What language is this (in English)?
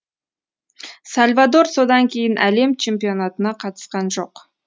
Kazakh